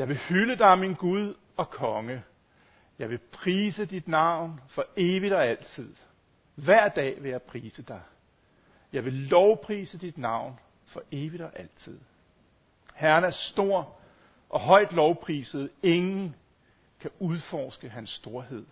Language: Danish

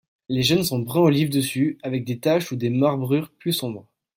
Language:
French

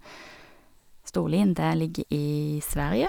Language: Norwegian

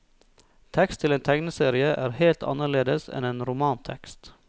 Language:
Norwegian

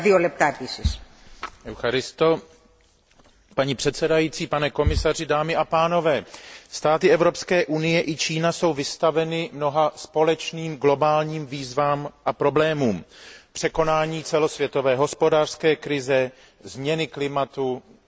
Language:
Czech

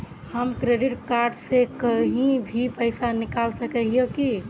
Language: Magahi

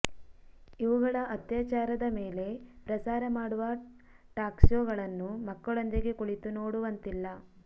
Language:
Kannada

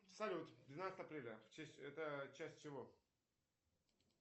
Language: Russian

